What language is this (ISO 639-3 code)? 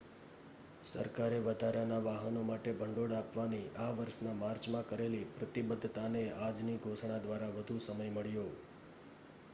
guj